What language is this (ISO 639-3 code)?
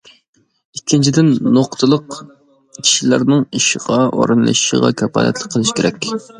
uig